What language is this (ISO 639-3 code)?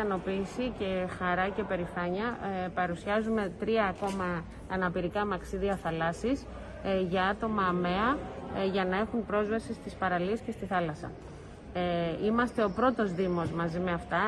ell